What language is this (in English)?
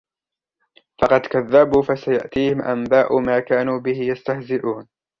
Arabic